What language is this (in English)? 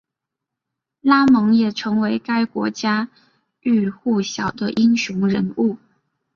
Chinese